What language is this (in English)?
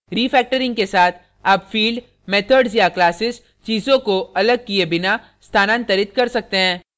Hindi